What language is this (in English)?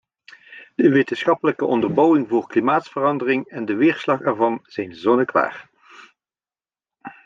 Dutch